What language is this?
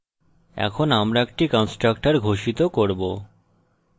Bangla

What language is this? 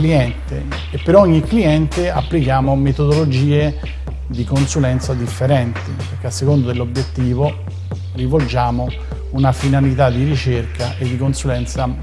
Italian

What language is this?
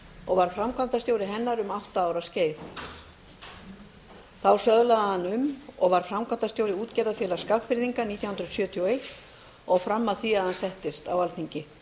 Icelandic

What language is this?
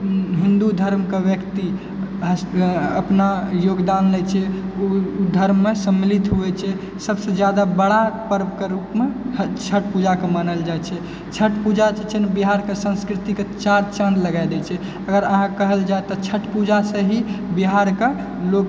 Maithili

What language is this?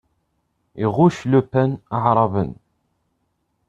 Kabyle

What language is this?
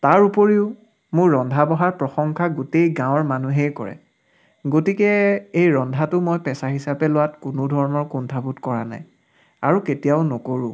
Assamese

